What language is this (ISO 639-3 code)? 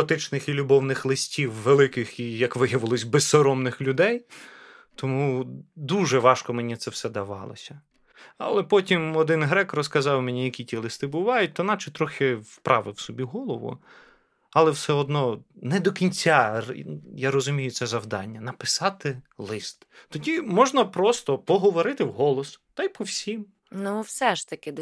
ukr